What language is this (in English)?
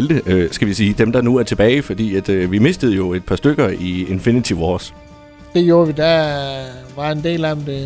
Danish